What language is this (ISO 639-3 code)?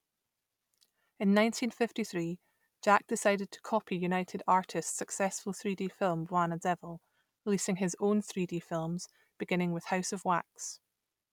eng